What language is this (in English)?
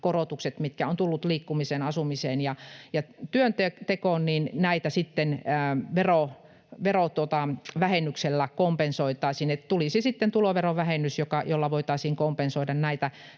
Finnish